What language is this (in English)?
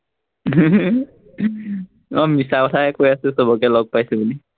Assamese